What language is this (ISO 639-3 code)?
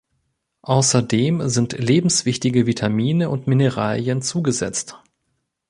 deu